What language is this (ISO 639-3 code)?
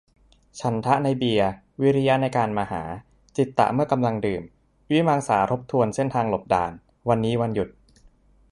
tha